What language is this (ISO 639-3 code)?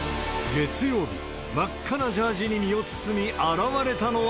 jpn